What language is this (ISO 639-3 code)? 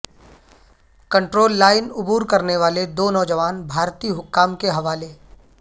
urd